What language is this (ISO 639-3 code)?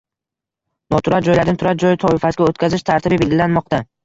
uzb